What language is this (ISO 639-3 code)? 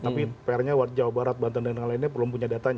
ind